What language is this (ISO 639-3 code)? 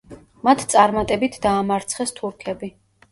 kat